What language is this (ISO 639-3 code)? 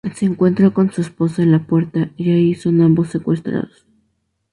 spa